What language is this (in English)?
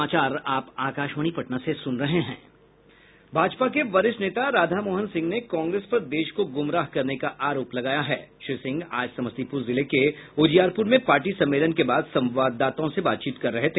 Hindi